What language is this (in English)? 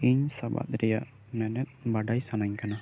Santali